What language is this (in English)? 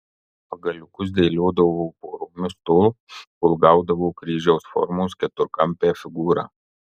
Lithuanian